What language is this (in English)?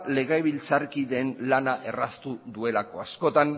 Basque